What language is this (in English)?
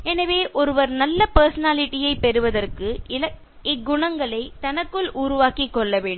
Tamil